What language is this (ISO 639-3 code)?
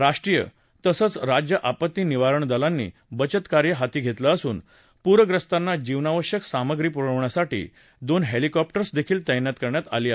mar